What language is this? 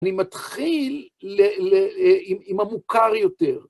Hebrew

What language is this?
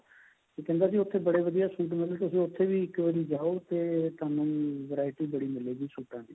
Punjabi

